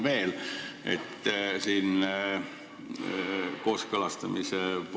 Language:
Estonian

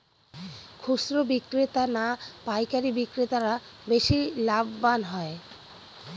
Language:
Bangla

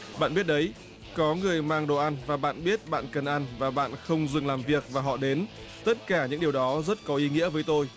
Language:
Vietnamese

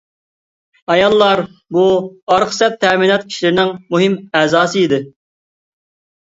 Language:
Uyghur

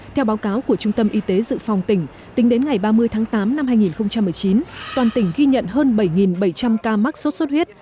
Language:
Vietnamese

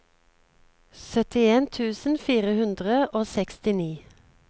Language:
Norwegian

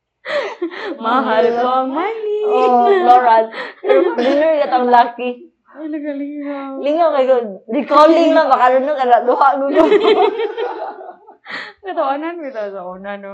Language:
Filipino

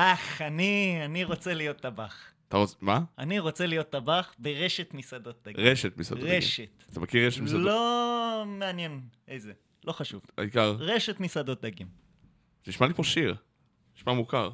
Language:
Hebrew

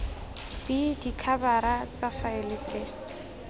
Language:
Tswana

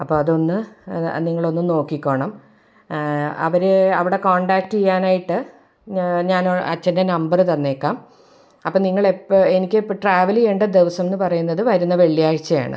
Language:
Malayalam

